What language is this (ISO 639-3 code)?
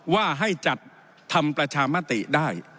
tha